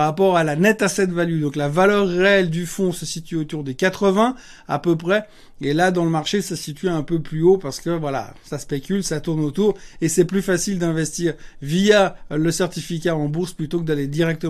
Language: French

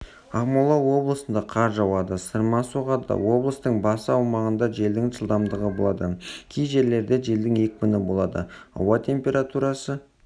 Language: Kazakh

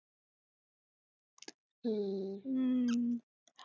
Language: Marathi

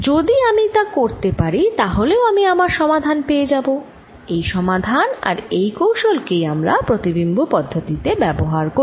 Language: Bangla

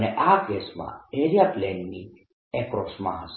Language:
Gujarati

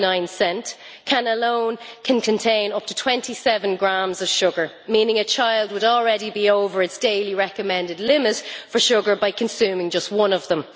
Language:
English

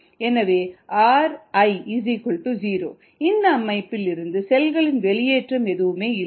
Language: Tamil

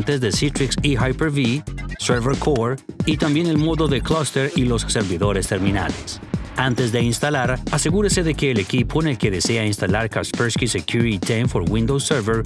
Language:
Spanish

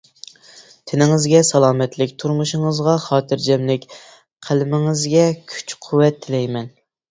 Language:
Uyghur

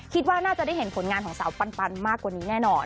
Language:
Thai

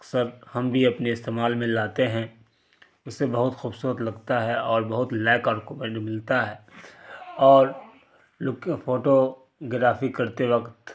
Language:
Urdu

